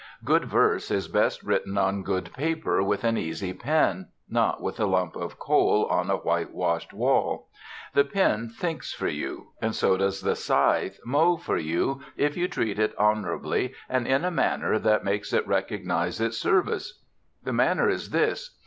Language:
English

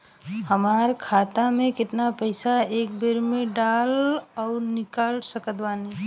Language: Bhojpuri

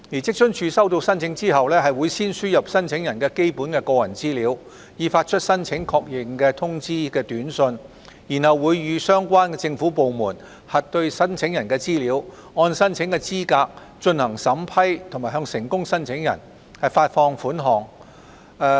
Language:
Cantonese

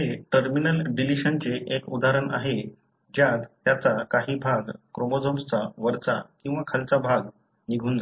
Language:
Marathi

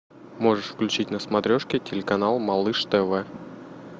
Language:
Russian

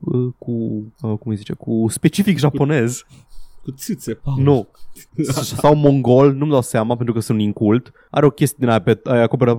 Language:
Romanian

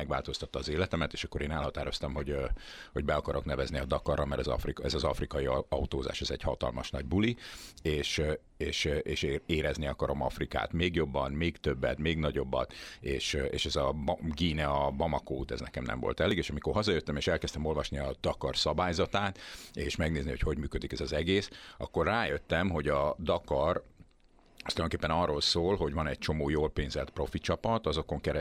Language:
Hungarian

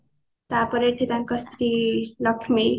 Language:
Odia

